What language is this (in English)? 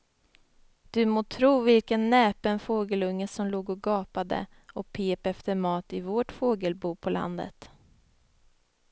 Swedish